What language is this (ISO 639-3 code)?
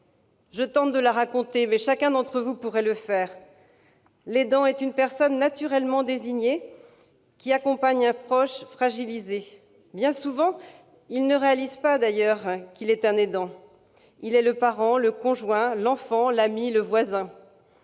fra